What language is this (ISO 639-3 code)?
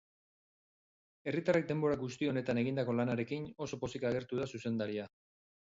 eus